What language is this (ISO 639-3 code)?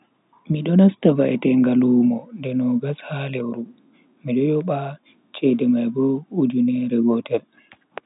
fui